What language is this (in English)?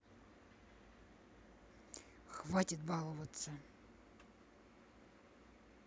Russian